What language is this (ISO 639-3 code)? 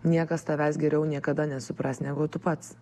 lit